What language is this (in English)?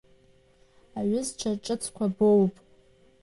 Abkhazian